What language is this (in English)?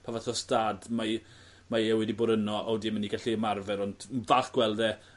Welsh